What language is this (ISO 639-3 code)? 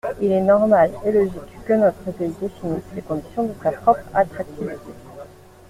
fra